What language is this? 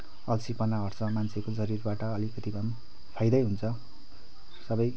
Nepali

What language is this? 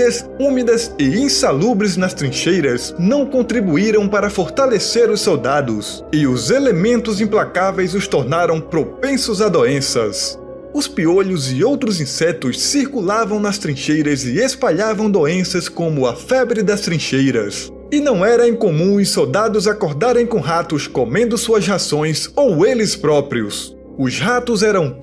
Portuguese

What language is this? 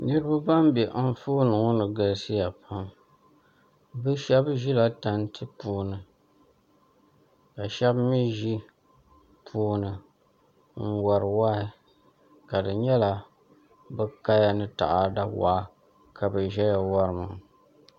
Dagbani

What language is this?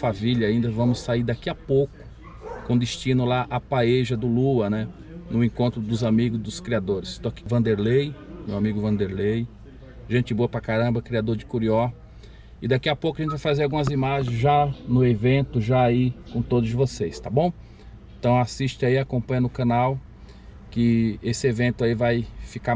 Portuguese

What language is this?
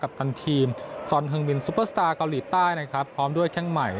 Thai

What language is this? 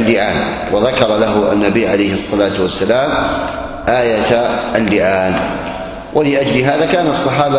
Arabic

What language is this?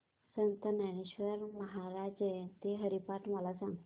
Marathi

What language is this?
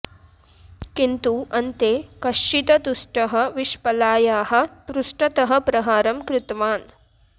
Sanskrit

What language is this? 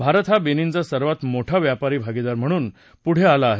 Marathi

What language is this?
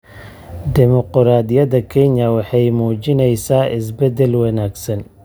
Somali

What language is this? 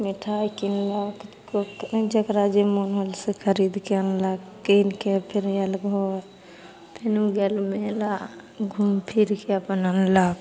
Maithili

